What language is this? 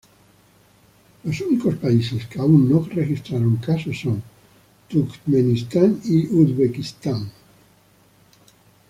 Spanish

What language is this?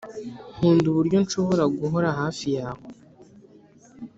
Kinyarwanda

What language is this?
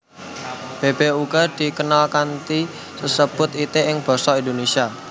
Javanese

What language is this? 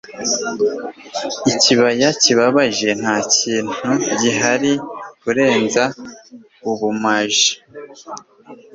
Kinyarwanda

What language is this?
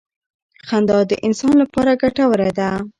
Pashto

